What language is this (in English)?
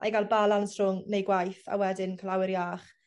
Welsh